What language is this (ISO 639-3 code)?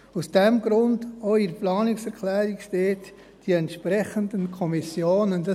gsw